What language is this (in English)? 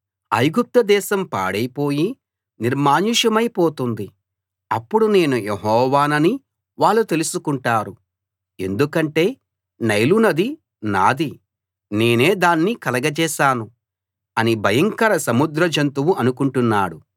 Telugu